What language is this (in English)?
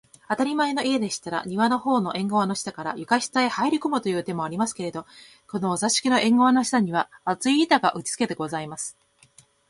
Japanese